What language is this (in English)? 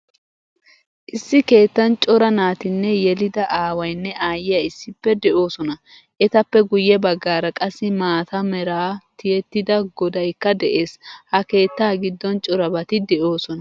Wolaytta